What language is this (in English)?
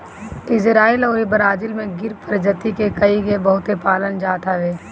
Bhojpuri